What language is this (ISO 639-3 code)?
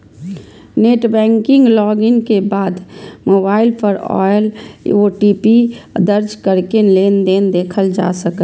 mai